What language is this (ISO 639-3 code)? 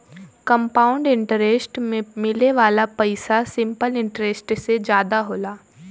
bho